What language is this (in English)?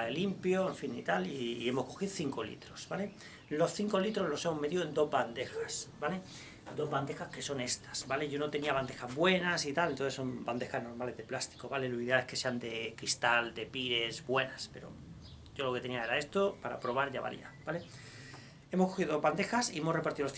Spanish